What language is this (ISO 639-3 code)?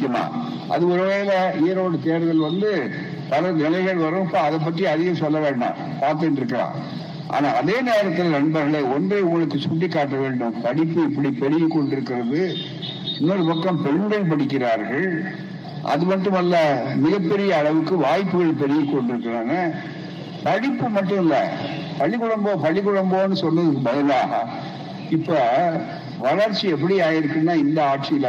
tam